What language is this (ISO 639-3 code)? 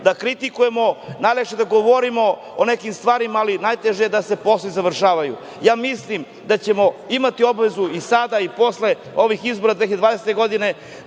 srp